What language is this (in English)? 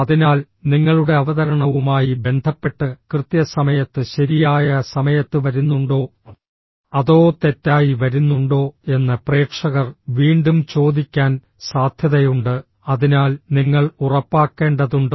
Malayalam